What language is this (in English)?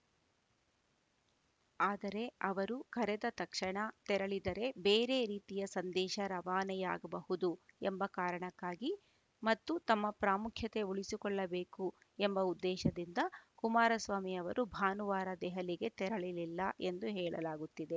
Kannada